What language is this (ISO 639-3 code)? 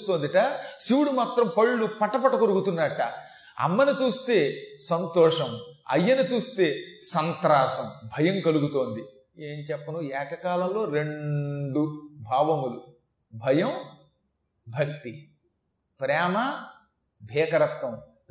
tel